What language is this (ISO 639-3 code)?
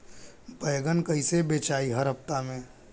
bho